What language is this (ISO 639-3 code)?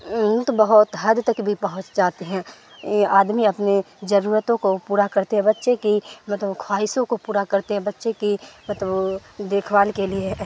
urd